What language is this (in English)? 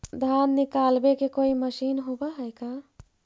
Magahi